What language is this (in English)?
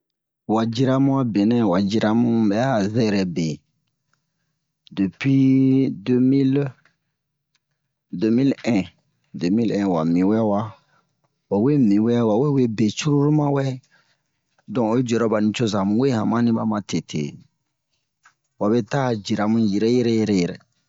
Bomu